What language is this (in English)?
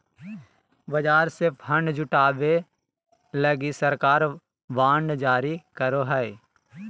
Magahi